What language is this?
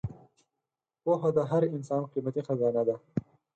Pashto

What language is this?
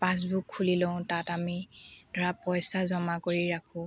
Assamese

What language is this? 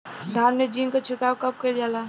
Bhojpuri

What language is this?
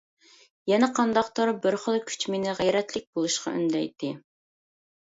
Uyghur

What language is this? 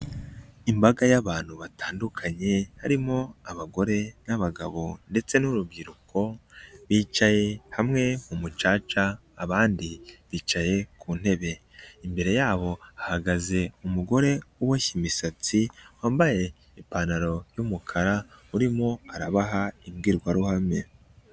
Kinyarwanda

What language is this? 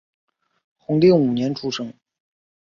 Chinese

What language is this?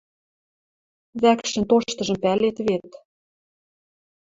Western Mari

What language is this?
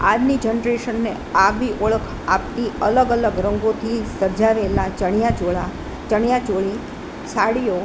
Gujarati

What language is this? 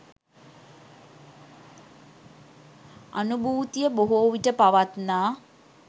Sinhala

